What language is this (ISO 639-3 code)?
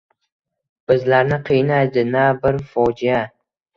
uzb